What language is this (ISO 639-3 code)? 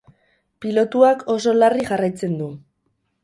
eus